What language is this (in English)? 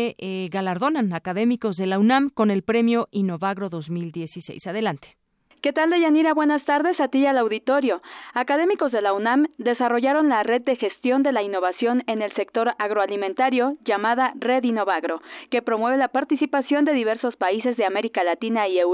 Spanish